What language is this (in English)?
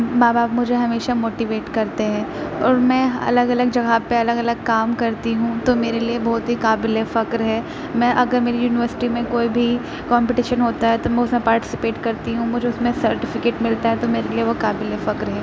Urdu